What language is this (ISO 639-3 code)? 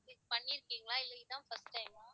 tam